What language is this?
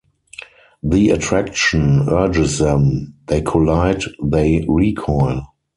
English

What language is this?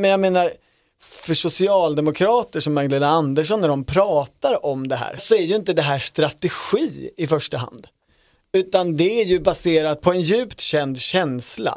Swedish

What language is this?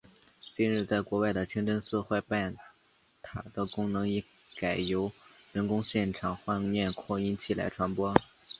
Chinese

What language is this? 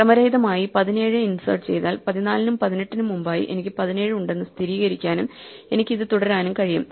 Malayalam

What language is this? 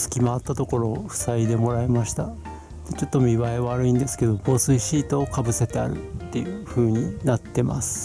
Japanese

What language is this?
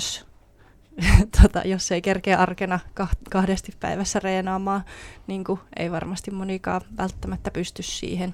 Finnish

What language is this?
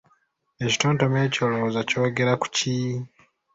Ganda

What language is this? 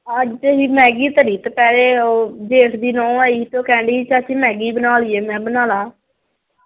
Punjabi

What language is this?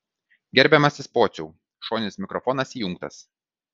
Lithuanian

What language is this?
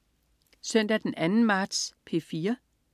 Danish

